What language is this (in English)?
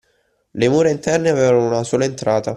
Italian